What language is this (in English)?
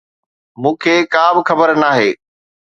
Sindhi